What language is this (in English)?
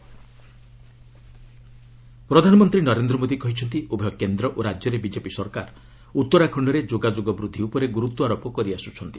Odia